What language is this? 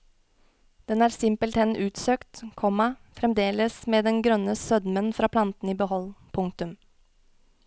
Norwegian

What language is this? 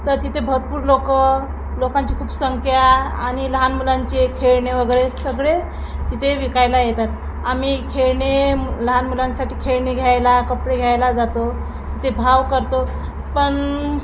Marathi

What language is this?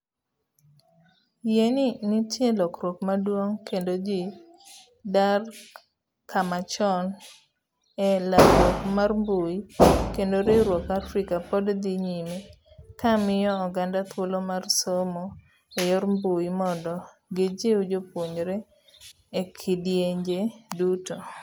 Luo (Kenya and Tanzania)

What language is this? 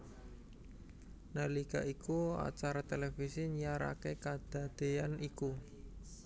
Javanese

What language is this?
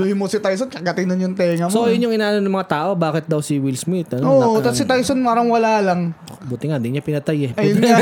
Filipino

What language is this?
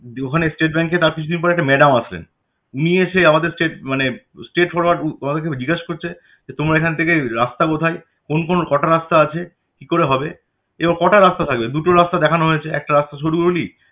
Bangla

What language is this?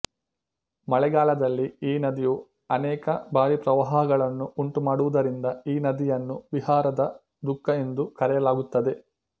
Kannada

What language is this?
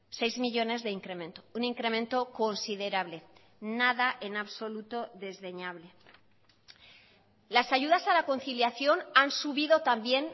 Spanish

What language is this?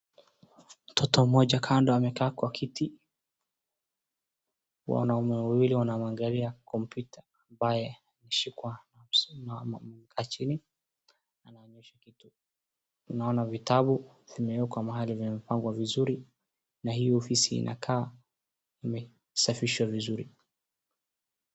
Swahili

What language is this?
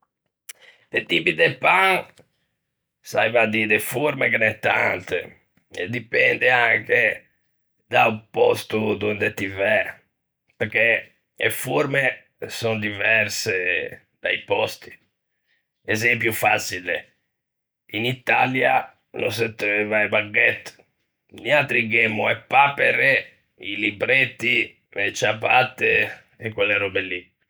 Ligurian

